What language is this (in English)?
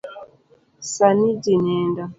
Luo (Kenya and Tanzania)